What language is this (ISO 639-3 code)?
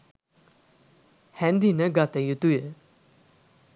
sin